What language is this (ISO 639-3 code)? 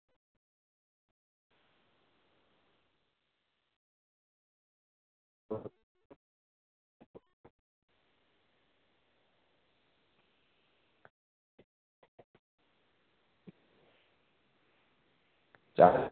doi